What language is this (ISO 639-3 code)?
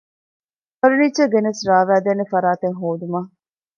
div